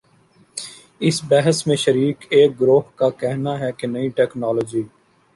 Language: Urdu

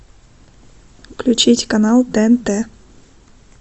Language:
Russian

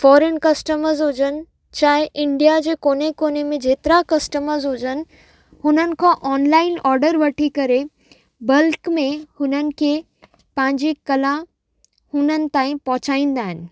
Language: Sindhi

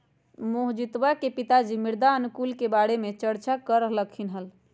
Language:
Magahi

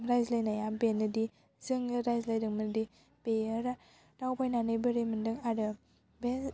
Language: Bodo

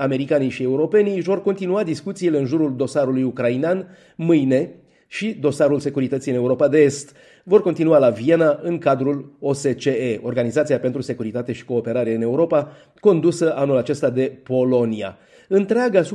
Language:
Romanian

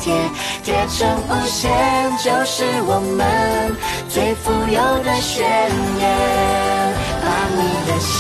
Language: Chinese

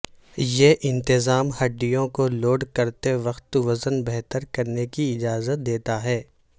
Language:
Urdu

